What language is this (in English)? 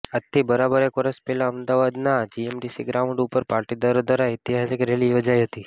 Gujarati